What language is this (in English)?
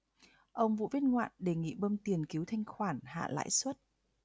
Vietnamese